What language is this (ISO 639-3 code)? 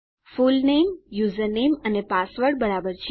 guj